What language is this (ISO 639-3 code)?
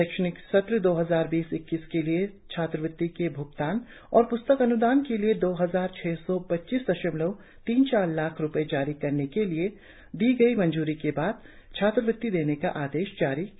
hin